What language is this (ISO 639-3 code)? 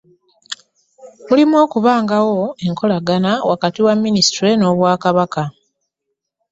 lug